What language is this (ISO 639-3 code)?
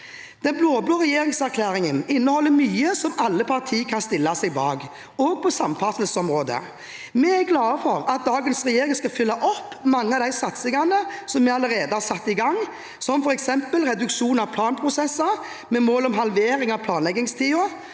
nor